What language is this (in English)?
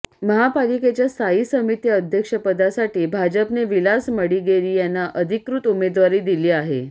Marathi